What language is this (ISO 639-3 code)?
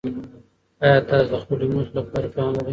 pus